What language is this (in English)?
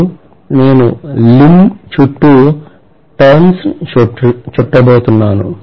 Telugu